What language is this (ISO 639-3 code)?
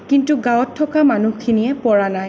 asm